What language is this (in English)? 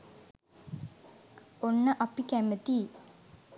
Sinhala